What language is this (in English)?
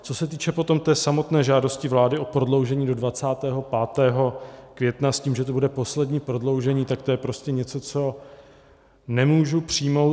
Czech